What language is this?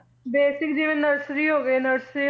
Punjabi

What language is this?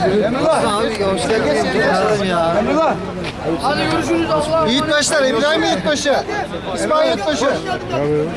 Turkish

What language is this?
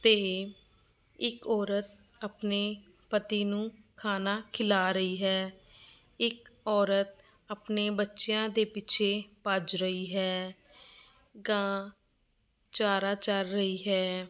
Punjabi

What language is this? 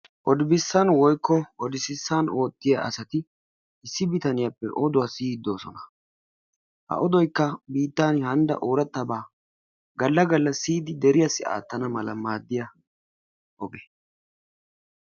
Wolaytta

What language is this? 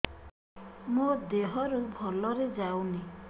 Odia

